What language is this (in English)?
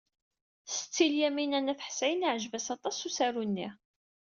Kabyle